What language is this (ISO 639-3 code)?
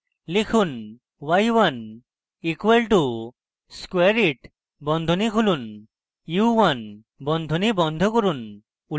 ben